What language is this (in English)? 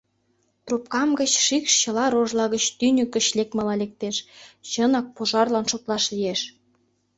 Mari